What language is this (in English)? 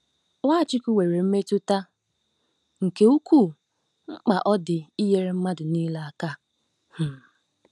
Igbo